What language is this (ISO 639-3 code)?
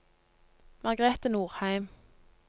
nor